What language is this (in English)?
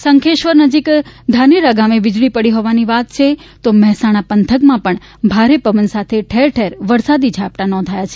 Gujarati